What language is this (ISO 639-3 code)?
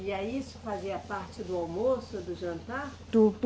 por